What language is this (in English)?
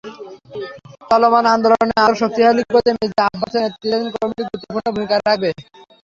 Bangla